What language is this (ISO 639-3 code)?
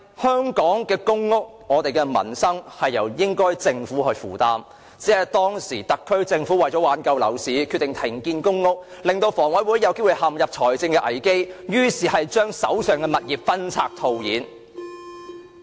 yue